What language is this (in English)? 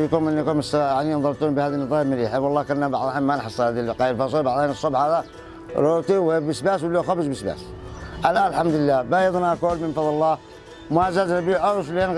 Arabic